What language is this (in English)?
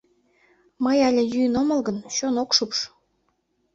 Mari